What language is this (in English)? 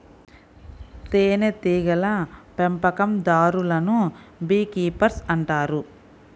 Telugu